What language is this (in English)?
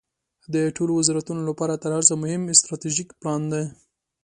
Pashto